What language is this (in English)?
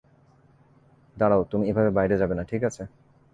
Bangla